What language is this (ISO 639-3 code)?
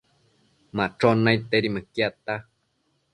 mcf